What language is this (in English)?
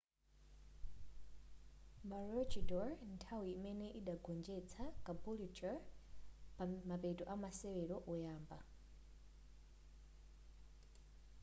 Nyanja